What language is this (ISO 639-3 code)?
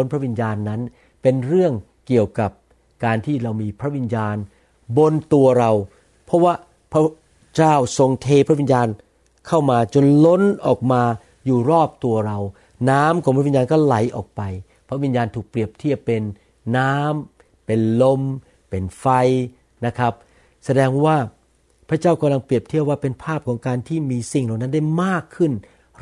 tha